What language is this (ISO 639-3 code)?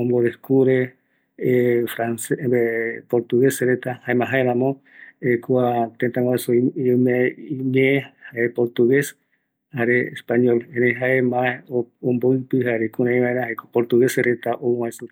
gui